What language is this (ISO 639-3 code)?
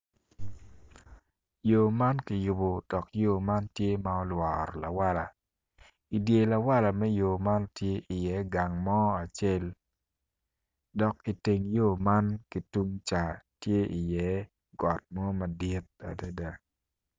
ach